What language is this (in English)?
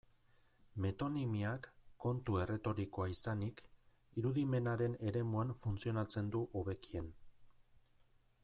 Basque